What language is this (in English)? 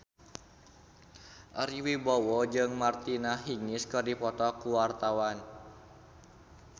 Sundanese